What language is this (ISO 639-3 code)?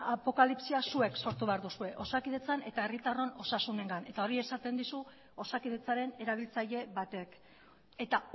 eus